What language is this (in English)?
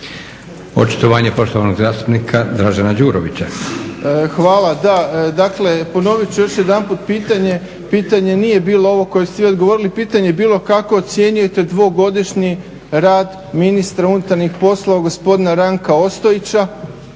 Croatian